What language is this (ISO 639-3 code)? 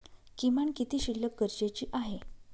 mar